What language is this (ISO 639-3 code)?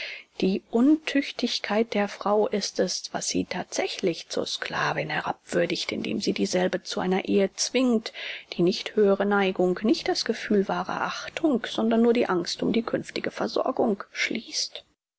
deu